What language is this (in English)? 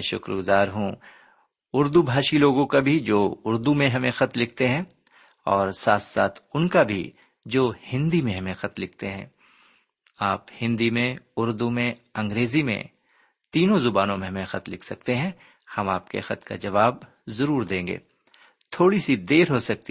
Urdu